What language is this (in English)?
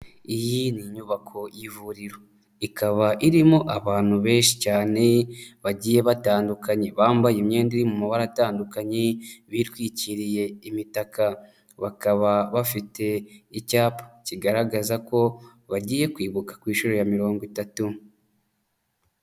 Kinyarwanda